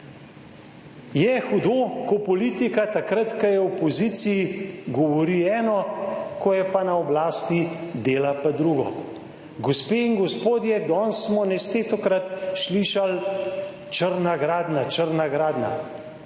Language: Slovenian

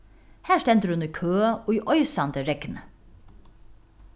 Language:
Faroese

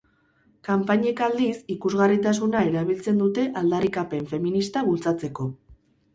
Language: Basque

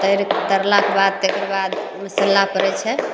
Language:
Maithili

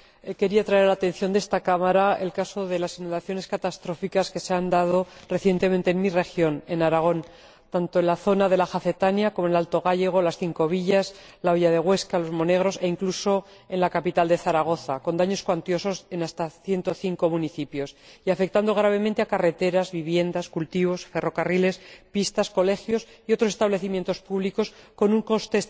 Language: Spanish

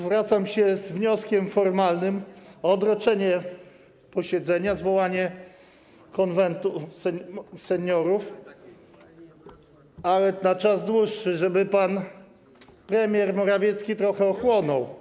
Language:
Polish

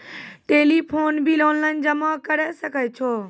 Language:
Maithili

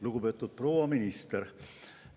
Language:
Estonian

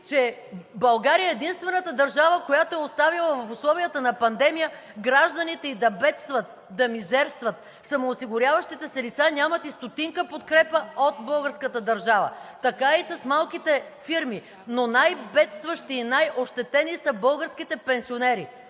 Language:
Bulgarian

